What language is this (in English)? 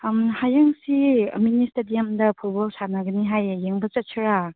Manipuri